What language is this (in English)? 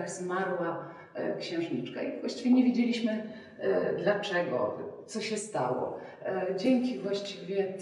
Polish